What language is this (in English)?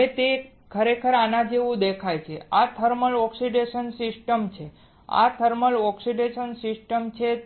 Gujarati